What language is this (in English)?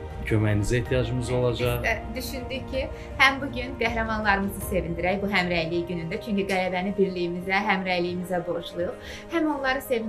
Turkish